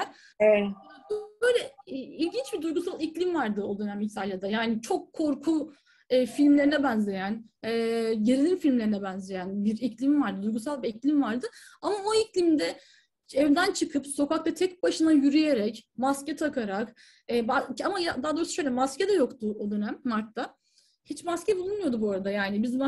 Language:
Turkish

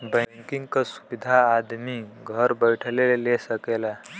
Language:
Bhojpuri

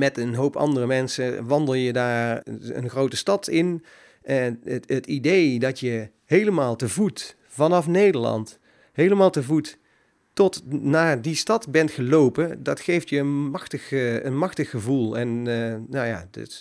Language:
Dutch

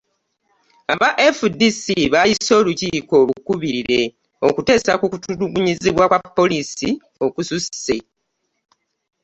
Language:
Ganda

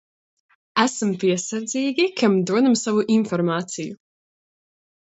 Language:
Latvian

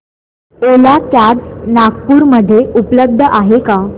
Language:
Marathi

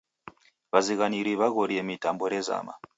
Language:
Taita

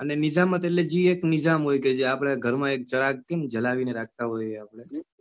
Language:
Gujarati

